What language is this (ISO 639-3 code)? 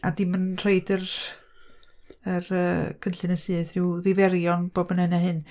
cym